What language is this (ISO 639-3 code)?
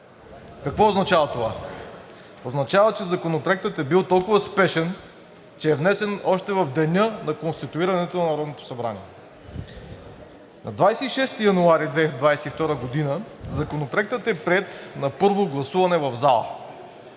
bul